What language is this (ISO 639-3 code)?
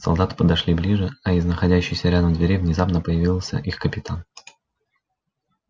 rus